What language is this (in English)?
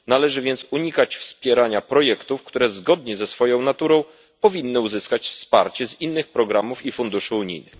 Polish